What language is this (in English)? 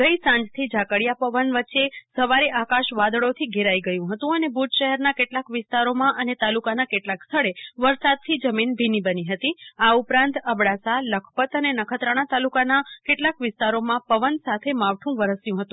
Gujarati